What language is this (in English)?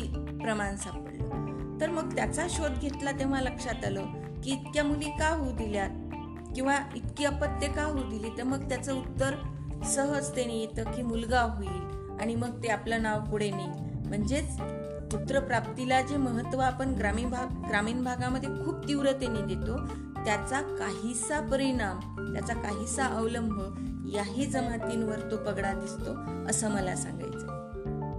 Marathi